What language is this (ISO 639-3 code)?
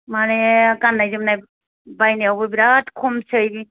brx